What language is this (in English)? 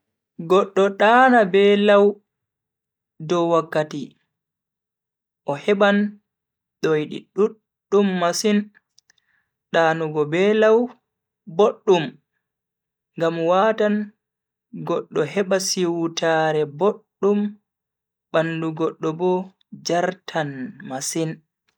Bagirmi Fulfulde